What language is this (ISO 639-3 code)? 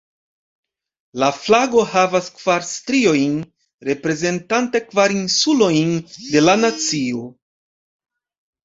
epo